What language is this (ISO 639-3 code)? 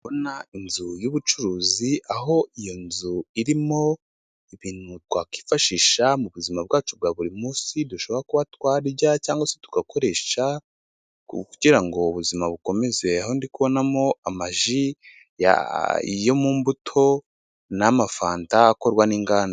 kin